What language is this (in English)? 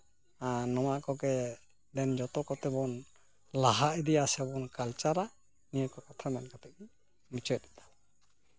Santali